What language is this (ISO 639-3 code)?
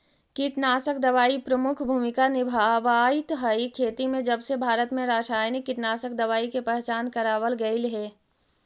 mag